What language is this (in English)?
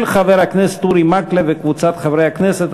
Hebrew